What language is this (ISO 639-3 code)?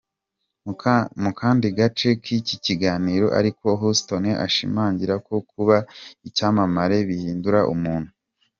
kin